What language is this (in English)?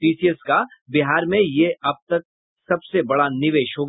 Hindi